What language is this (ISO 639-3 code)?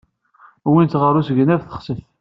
kab